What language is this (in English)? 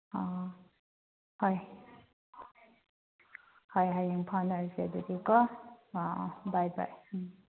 Manipuri